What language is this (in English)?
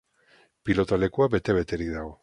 Basque